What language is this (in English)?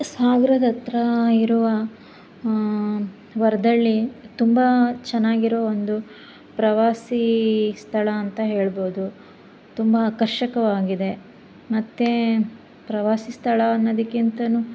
Kannada